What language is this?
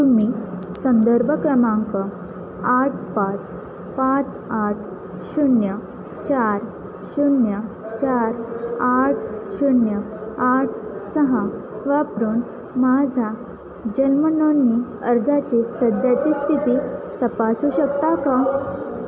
Marathi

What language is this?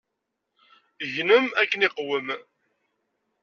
Kabyle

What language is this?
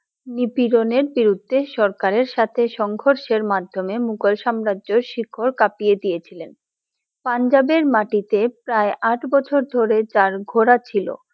Bangla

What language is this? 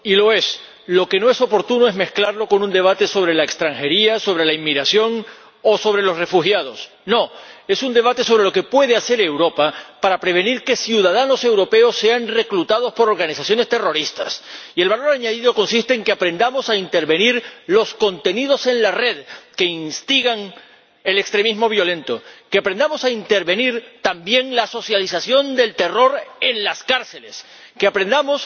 Spanish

